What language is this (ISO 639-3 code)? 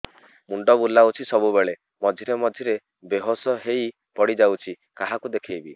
ori